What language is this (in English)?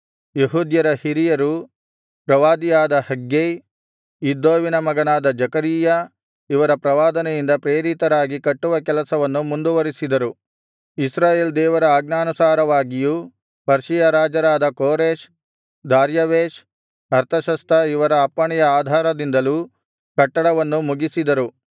Kannada